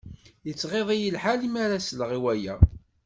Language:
Kabyle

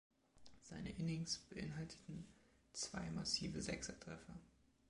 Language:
German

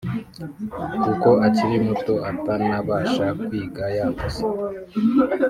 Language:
Kinyarwanda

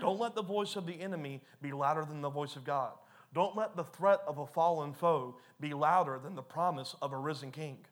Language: English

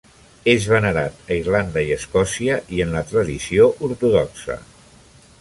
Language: Catalan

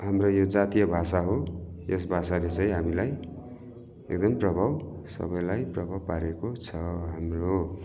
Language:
Nepali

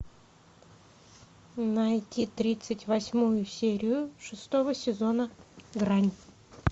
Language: Russian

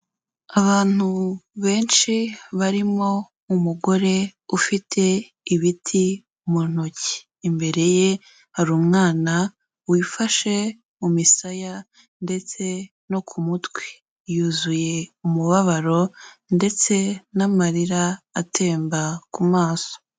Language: Kinyarwanda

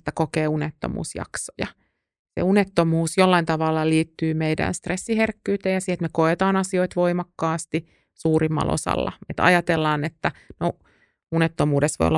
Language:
Finnish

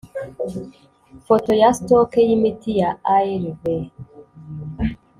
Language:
Kinyarwanda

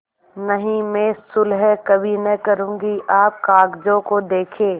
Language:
Hindi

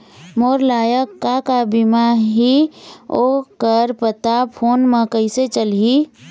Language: Chhattisgarhi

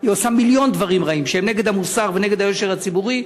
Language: Hebrew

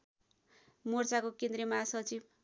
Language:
Nepali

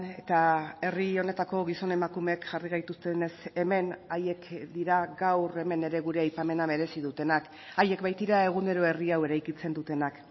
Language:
Basque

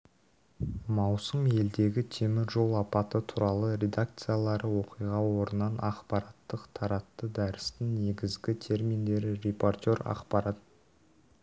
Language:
Kazakh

